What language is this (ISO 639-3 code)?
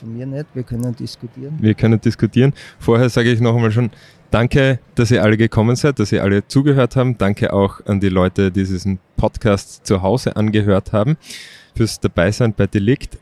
deu